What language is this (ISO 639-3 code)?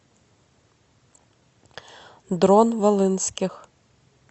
rus